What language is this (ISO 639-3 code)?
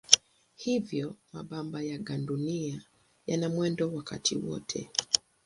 swa